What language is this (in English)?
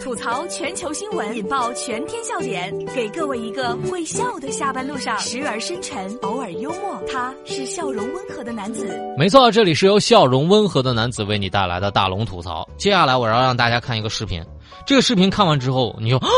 Chinese